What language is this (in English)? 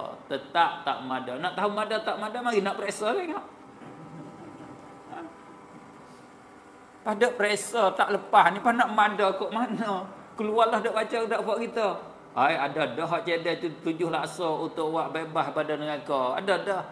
Malay